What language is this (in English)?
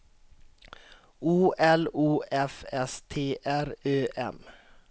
Swedish